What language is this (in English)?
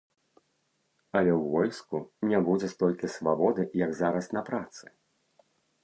Belarusian